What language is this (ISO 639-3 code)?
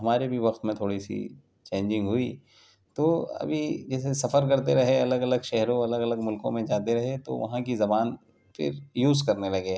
urd